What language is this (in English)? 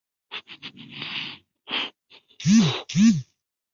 Chinese